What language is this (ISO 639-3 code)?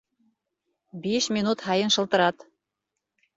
bak